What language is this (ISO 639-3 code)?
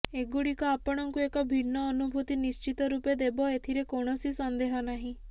ori